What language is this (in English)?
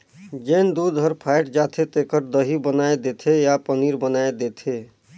Chhattisgarhi